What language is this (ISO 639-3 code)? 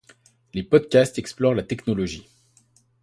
fra